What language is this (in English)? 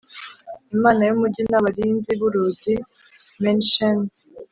Kinyarwanda